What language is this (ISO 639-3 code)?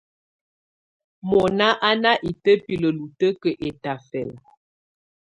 tvu